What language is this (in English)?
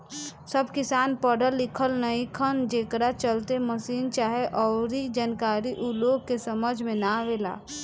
Bhojpuri